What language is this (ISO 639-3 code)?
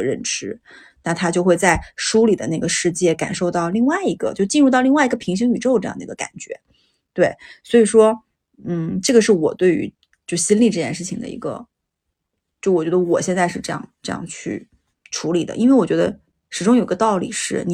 zho